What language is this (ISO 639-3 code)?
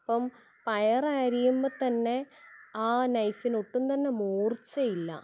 mal